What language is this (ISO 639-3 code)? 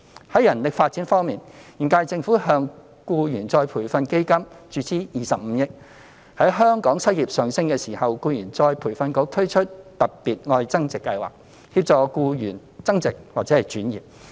yue